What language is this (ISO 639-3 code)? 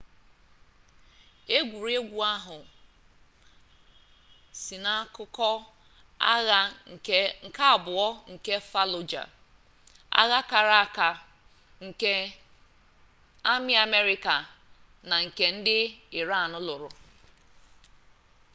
ibo